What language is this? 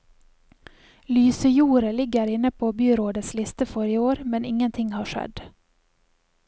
Norwegian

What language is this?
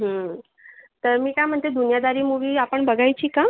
Marathi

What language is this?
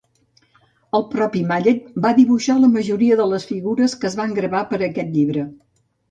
Catalan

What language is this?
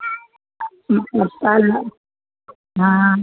Maithili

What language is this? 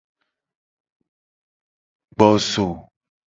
Gen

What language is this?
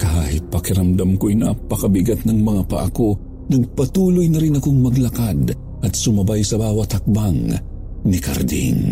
Filipino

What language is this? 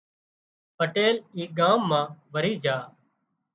Wadiyara Koli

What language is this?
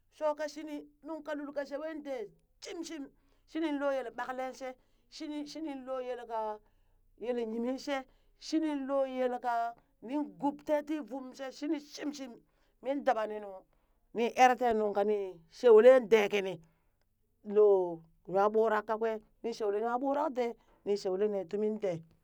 Burak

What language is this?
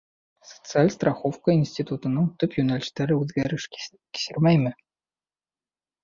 Bashkir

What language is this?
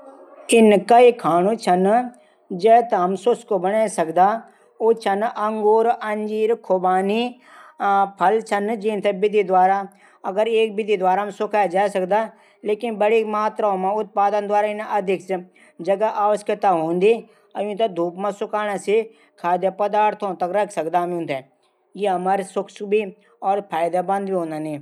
Garhwali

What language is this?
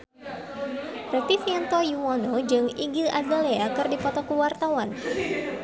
Sundanese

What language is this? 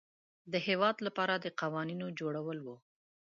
Pashto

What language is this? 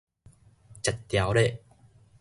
Min Nan Chinese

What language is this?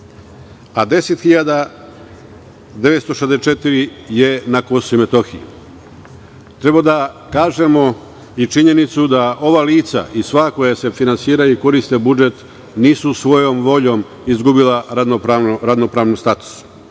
Serbian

